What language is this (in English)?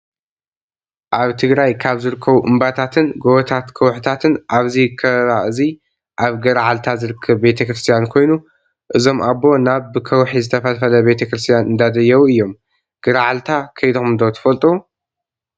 Tigrinya